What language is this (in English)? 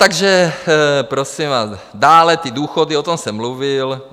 Czech